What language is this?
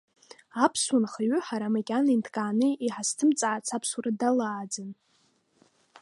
Abkhazian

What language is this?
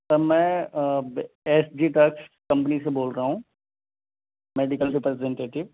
Urdu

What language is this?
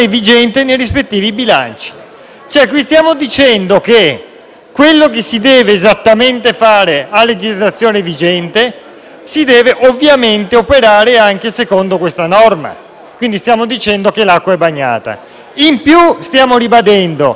Italian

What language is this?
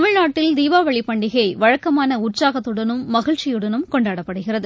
Tamil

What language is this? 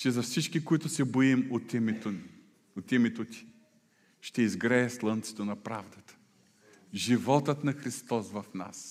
Bulgarian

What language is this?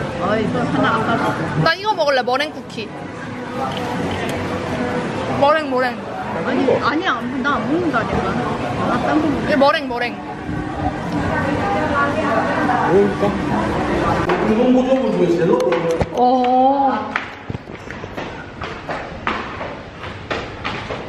Korean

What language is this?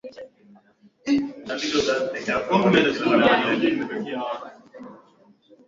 Swahili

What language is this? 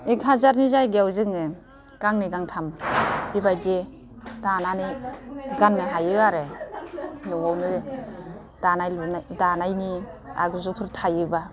Bodo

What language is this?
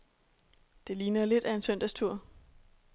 Danish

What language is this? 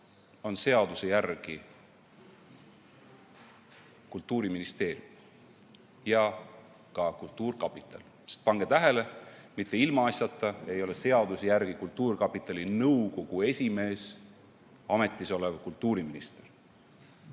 Estonian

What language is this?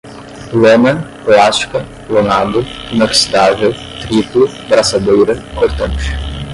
Portuguese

